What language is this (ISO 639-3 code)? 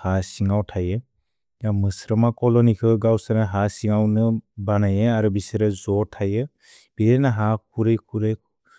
brx